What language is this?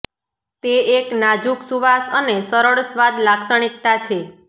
Gujarati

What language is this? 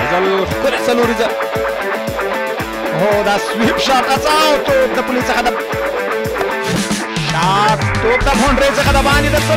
English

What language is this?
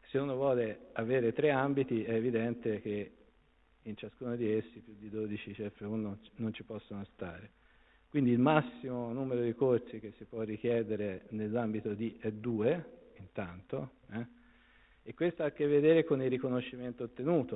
Italian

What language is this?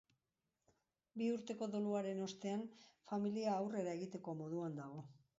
Basque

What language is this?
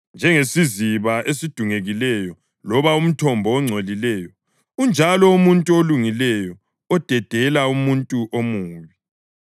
North Ndebele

